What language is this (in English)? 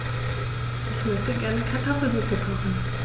German